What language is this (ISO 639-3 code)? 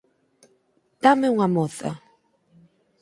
glg